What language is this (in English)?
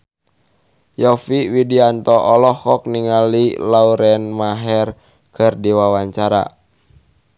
Sundanese